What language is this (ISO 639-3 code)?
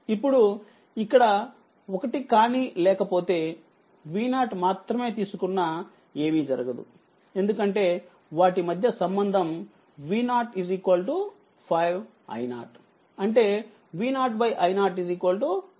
tel